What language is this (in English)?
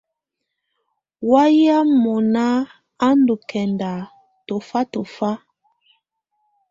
Tunen